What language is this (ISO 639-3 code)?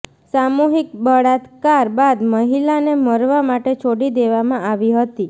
guj